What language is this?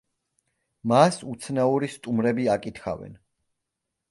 Georgian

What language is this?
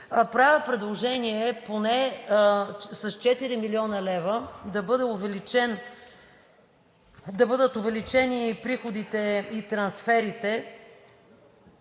Bulgarian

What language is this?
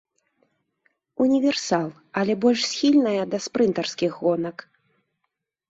Belarusian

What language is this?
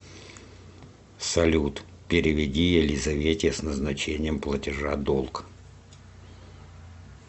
Russian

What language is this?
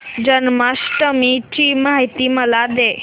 Marathi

